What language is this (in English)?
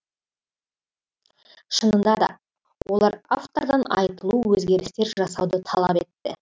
Kazakh